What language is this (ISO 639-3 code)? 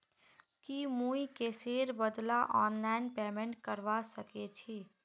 mag